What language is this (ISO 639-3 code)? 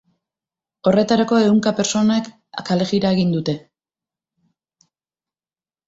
eus